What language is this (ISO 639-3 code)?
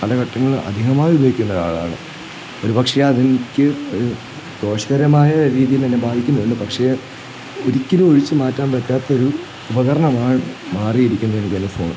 mal